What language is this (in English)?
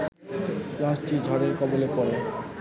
Bangla